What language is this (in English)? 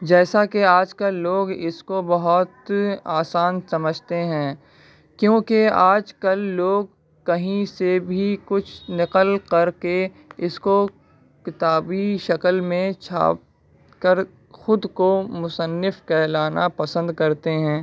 Urdu